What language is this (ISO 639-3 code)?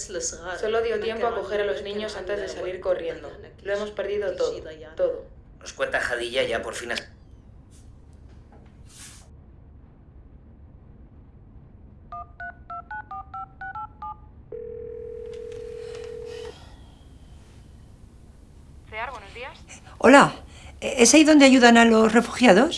spa